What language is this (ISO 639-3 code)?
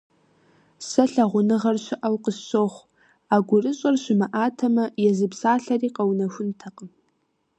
kbd